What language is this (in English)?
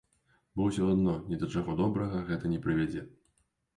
Belarusian